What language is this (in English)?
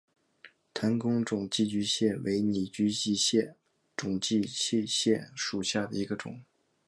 Chinese